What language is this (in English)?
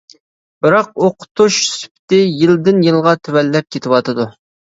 Uyghur